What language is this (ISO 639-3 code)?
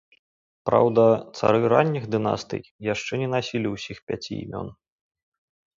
bel